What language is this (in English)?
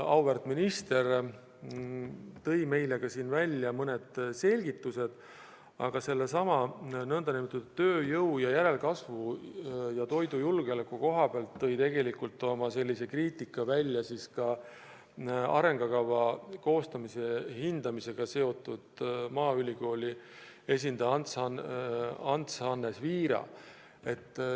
Estonian